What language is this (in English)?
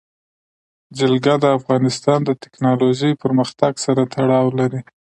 Pashto